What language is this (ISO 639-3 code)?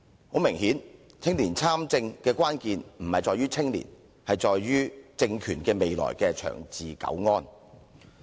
yue